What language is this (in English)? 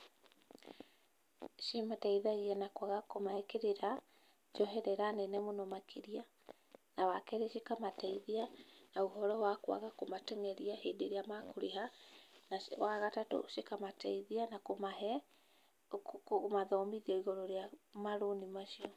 Kikuyu